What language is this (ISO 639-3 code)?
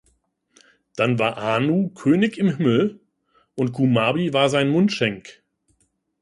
deu